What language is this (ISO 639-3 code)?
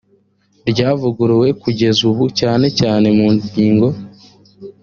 kin